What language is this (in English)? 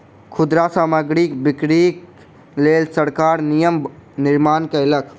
Maithili